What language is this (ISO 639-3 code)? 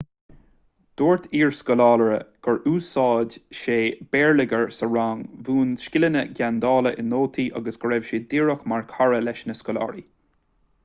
gle